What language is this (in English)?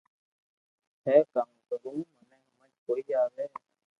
Loarki